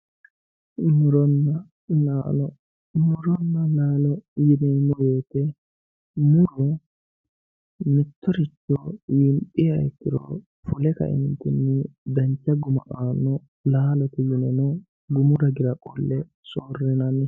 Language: Sidamo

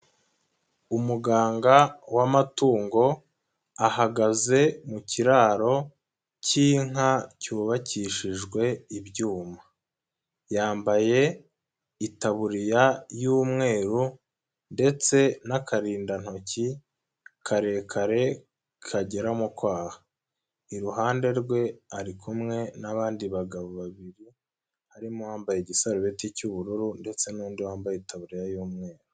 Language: Kinyarwanda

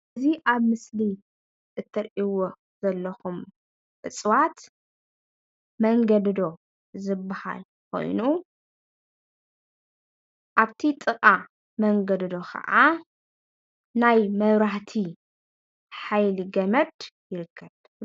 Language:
Tigrinya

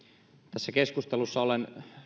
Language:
Finnish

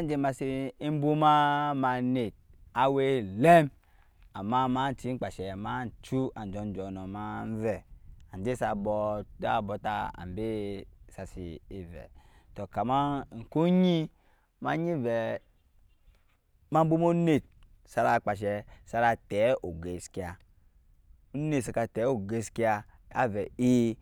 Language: Nyankpa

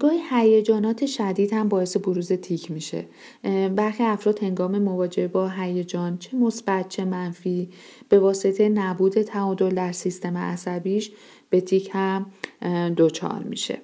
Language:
Persian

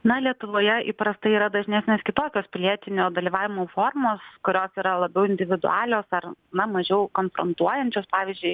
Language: Lithuanian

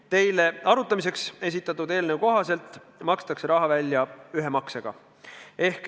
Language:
Estonian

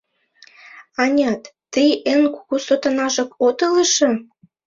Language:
Mari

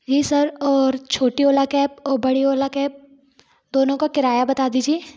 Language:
Hindi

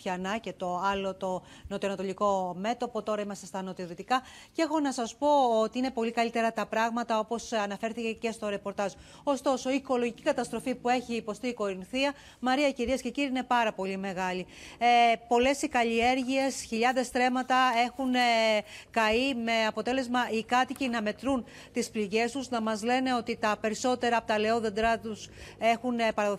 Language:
Greek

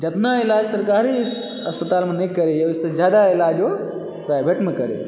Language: Maithili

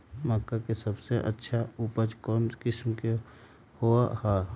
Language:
Magahi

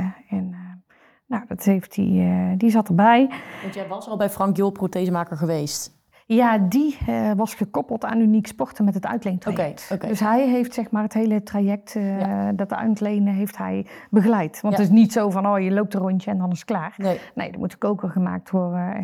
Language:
Dutch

